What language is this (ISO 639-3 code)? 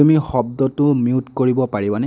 asm